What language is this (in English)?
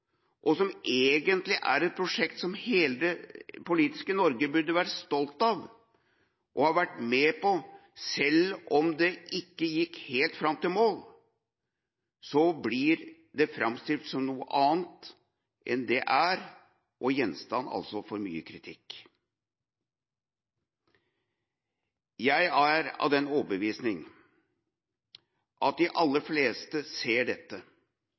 Norwegian Bokmål